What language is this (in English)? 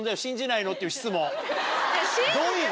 Japanese